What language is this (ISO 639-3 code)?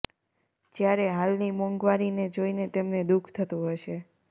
guj